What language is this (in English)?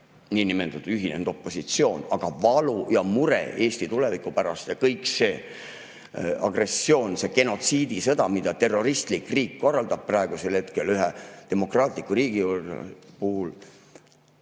Estonian